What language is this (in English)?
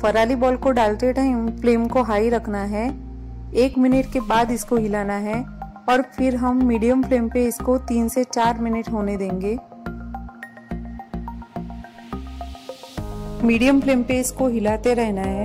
Hindi